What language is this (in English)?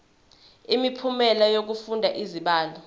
Zulu